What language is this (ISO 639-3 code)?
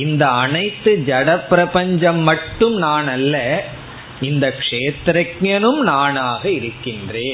tam